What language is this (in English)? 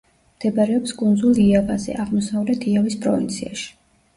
Georgian